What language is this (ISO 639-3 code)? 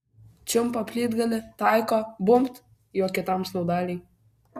lit